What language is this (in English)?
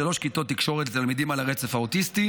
Hebrew